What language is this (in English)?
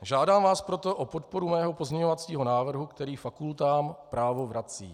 Czech